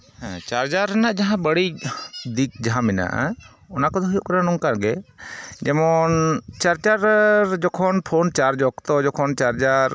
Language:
Santali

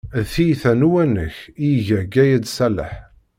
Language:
Kabyle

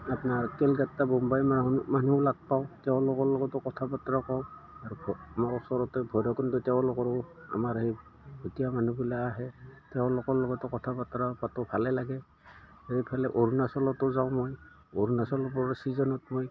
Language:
Assamese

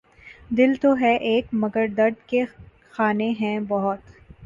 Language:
Urdu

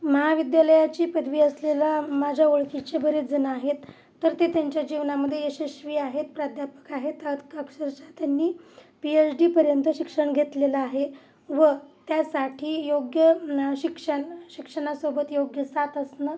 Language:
Marathi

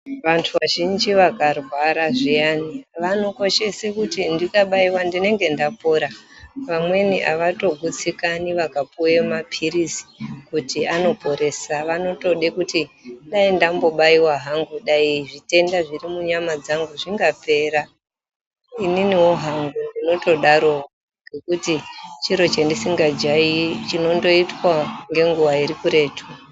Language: Ndau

